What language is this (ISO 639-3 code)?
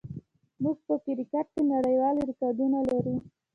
pus